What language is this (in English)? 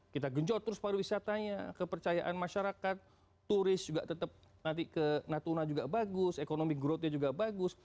Indonesian